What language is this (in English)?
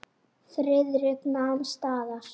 Icelandic